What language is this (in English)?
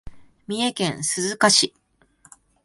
Japanese